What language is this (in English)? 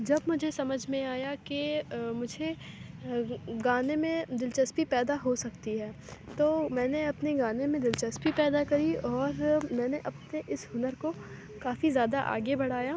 Urdu